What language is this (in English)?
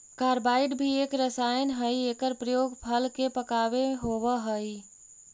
Magahi